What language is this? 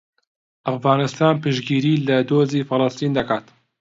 Central Kurdish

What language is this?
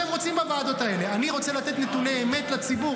Hebrew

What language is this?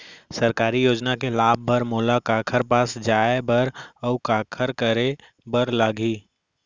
Chhattisgarhi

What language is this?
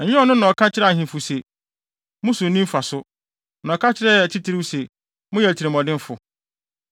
Akan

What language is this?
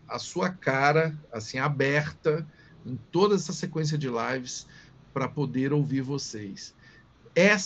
Portuguese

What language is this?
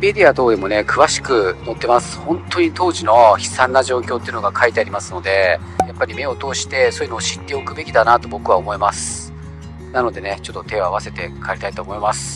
Japanese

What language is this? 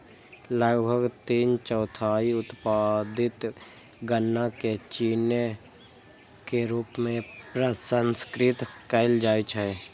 Maithili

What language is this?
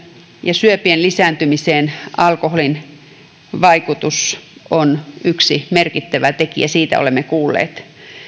Finnish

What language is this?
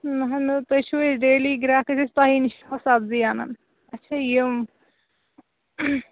Kashmiri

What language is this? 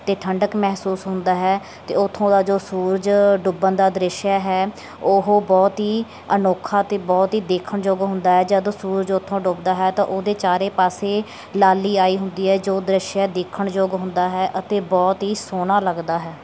Punjabi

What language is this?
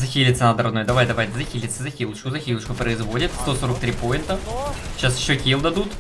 Russian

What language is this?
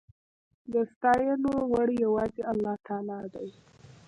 Pashto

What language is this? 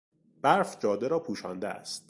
Persian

